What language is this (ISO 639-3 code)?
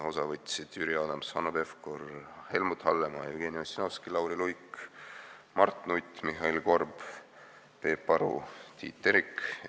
est